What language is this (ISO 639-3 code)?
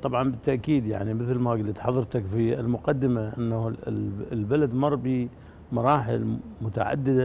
ara